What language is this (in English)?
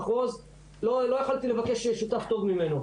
Hebrew